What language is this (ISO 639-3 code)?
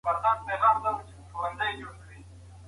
pus